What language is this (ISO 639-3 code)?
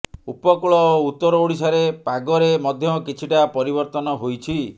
ori